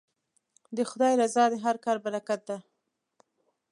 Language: Pashto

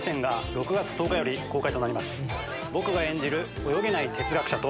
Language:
Japanese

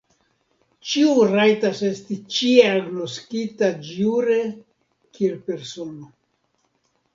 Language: Esperanto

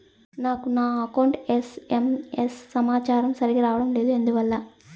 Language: Telugu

